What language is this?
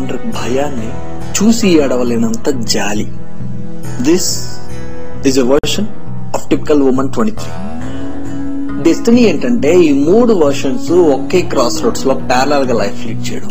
Telugu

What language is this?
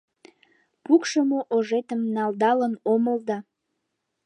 Mari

